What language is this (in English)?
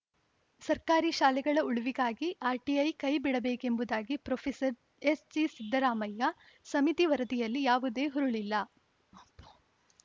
Kannada